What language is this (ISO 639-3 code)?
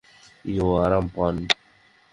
ben